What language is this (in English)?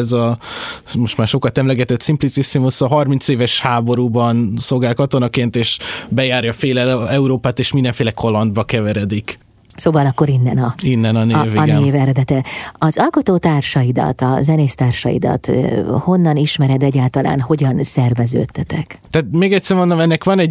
Hungarian